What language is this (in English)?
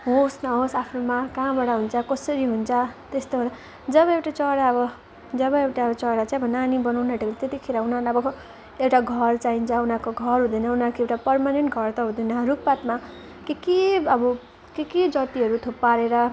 Nepali